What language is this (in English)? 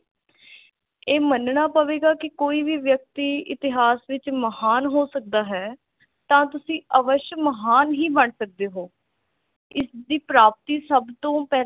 Punjabi